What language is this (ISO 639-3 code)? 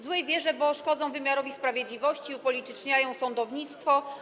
pol